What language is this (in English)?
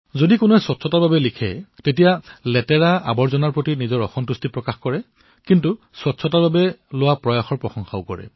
Assamese